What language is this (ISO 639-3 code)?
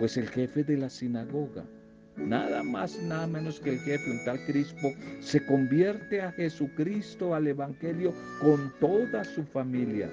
spa